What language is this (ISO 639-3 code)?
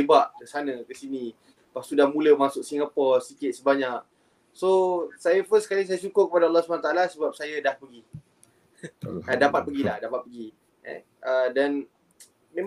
msa